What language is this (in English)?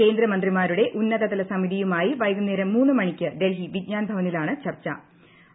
Malayalam